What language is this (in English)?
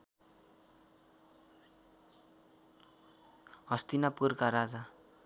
Nepali